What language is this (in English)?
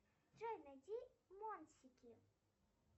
Russian